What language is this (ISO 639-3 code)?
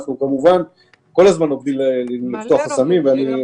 heb